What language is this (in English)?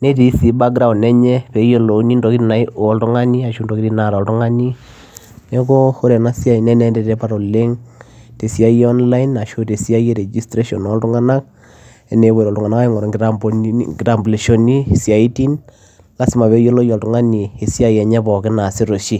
Masai